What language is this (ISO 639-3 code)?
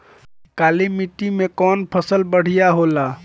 bho